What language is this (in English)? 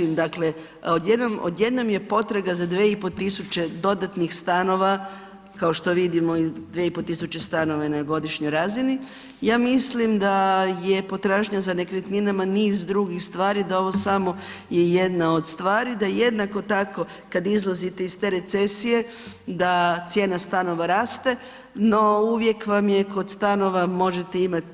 Croatian